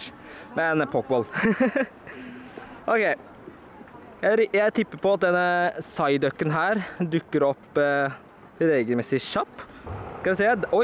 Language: Norwegian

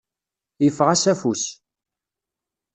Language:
Kabyle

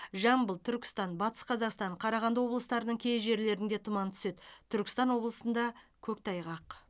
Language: Kazakh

